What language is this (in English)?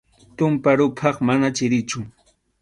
Arequipa-La Unión Quechua